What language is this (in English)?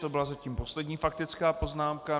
Czech